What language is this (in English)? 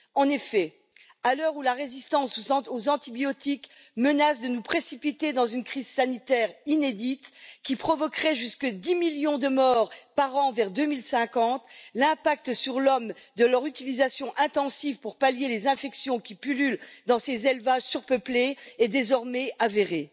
French